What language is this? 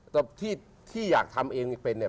Thai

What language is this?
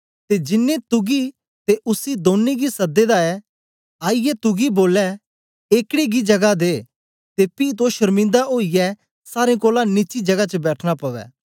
Dogri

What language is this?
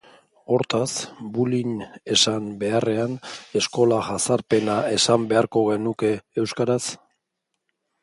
Basque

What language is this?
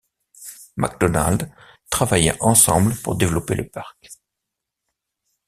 French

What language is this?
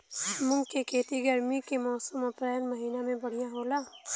Bhojpuri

